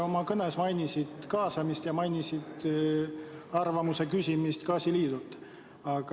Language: Estonian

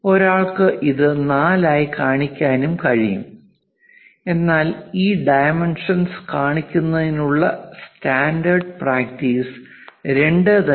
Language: Malayalam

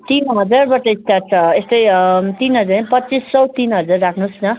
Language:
Nepali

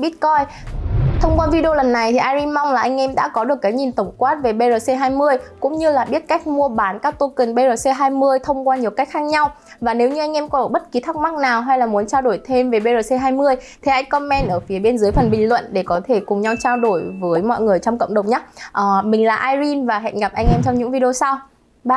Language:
Vietnamese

